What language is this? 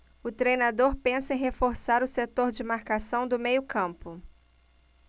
Portuguese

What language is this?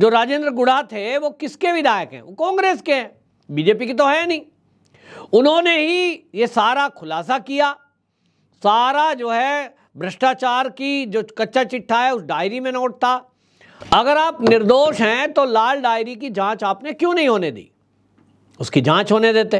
Hindi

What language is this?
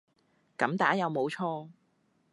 Cantonese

